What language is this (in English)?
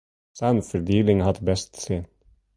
Western Frisian